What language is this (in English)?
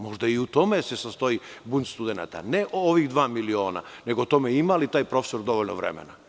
Serbian